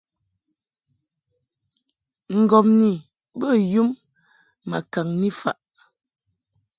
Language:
Mungaka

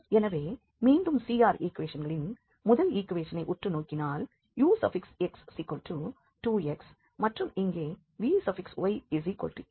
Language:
Tamil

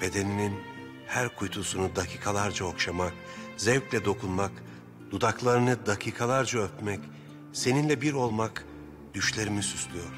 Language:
Turkish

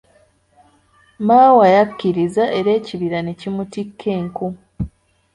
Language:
Ganda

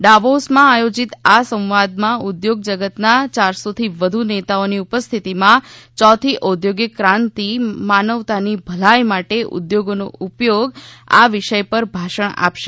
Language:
Gujarati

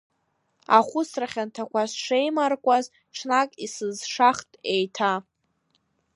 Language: Abkhazian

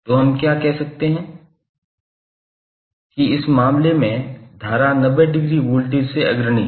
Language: Hindi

